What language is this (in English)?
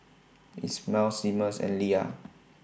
English